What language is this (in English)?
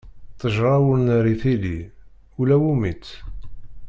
Kabyle